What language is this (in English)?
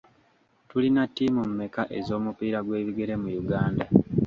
Ganda